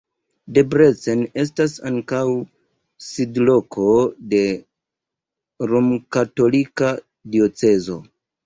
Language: Esperanto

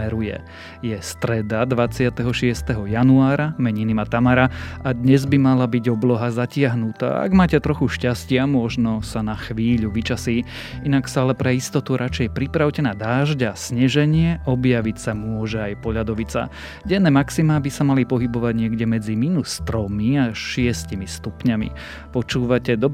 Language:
Slovak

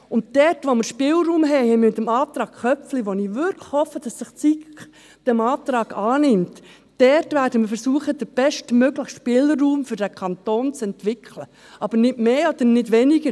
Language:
Swiss German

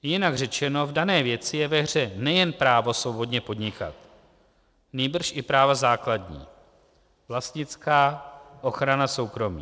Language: Czech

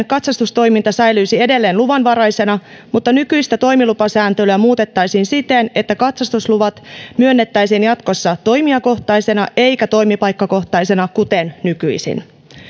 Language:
Finnish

